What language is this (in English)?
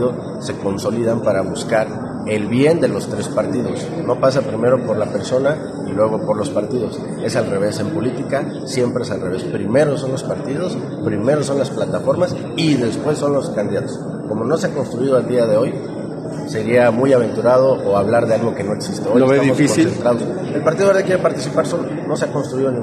Spanish